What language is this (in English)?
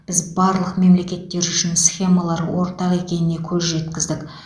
Kazakh